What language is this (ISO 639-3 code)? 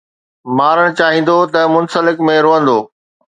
snd